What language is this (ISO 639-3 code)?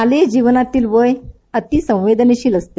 mar